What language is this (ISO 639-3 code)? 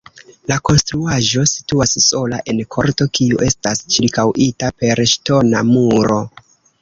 epo